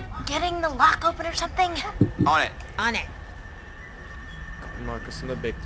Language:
Turkish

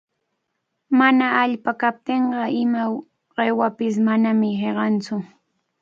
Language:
Cajatambo North Lima Quechua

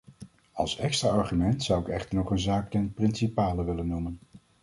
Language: Dutch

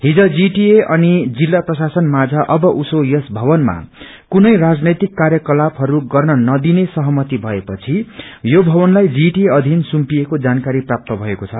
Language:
Nepali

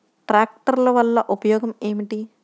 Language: Telugu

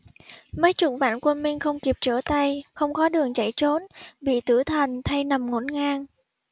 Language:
Vietnamese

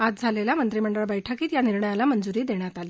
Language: Marathi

